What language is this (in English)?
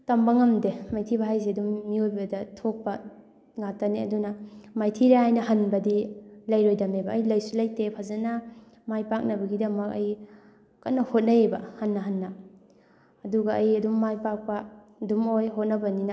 Manipuri